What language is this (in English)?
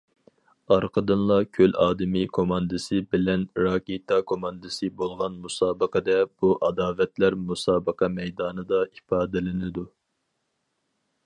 Uyghur